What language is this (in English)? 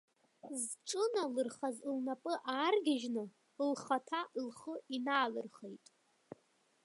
Abkhazian